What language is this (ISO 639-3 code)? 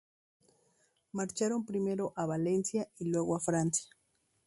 spa